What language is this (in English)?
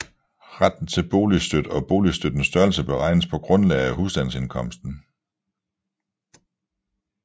Danish